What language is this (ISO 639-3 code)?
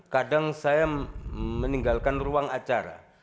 ind